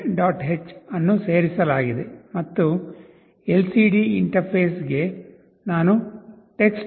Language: Kannada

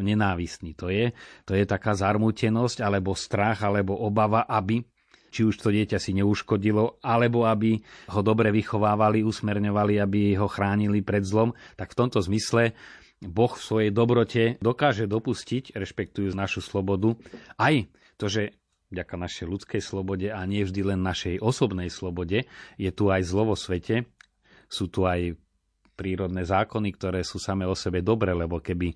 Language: Slovak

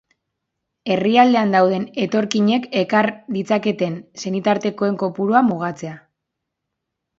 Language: Basque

